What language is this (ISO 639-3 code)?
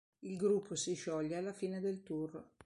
ita